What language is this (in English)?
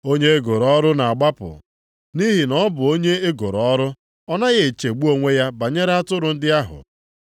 Igbo